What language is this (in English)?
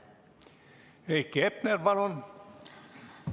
Estonian